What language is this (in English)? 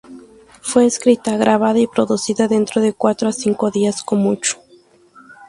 Spanish